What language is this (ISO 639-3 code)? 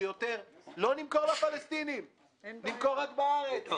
heb